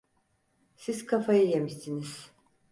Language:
Turkish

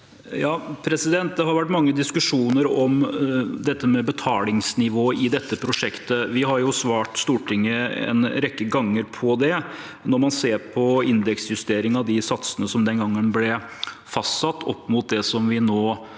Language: Norwegian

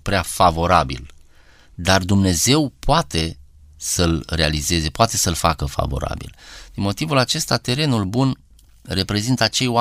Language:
Romanian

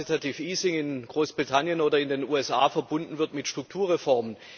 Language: German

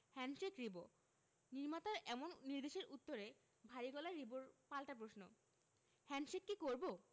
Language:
Bangla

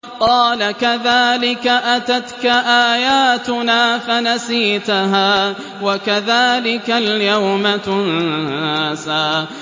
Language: Arabic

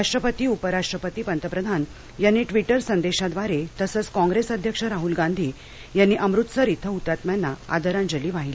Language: Marathi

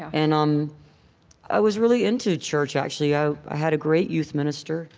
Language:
English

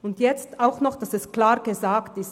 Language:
Swiss German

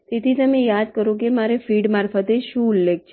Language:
Gujarati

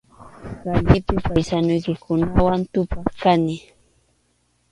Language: Arequipa-La Unión Quechua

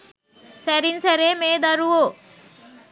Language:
Sinhala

